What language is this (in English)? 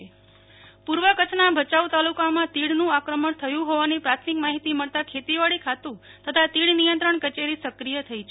Gujarati